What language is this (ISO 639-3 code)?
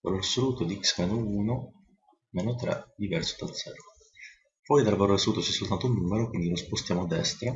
ita